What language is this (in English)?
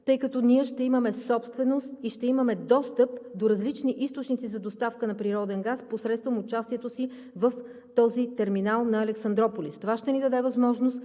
Bulgarian